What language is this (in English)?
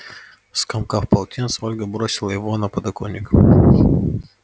Russian